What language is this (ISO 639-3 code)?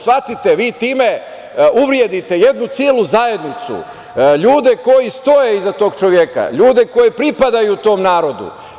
srp